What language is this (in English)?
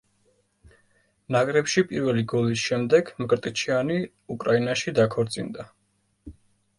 Georgian